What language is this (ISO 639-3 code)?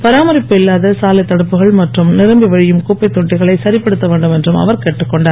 tam